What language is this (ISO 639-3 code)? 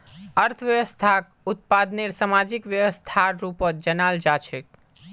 mag